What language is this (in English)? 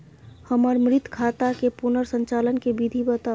Maithili